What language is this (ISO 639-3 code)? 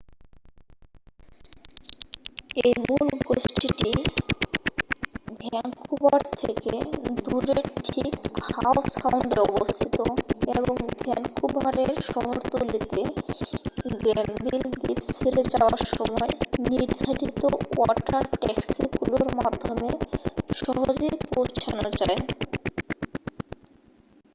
ben